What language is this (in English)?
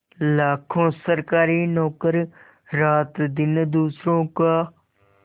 Hindi